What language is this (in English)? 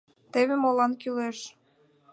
Mari